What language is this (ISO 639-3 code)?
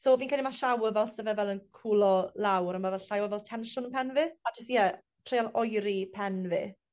cym